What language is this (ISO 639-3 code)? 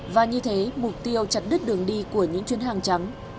vie